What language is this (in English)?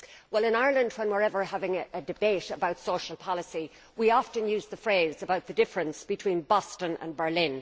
English